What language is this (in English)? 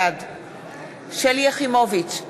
Hebrew